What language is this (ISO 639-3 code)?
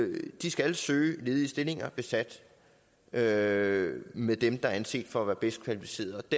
dan